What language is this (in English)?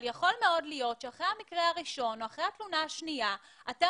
Hebrew